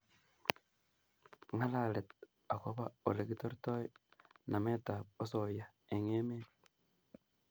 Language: Kalenjin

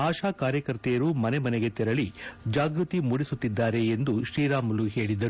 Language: Kannada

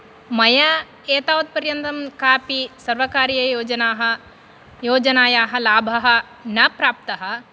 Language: Sanskrit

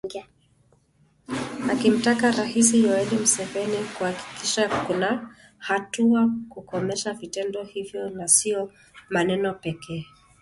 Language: Swahili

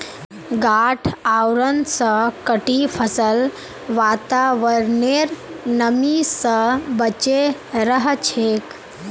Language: Magahi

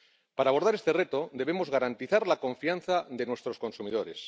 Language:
Spanish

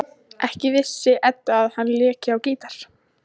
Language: Icelandic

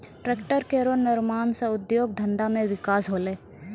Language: Maithili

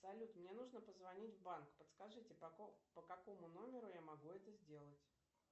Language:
Russian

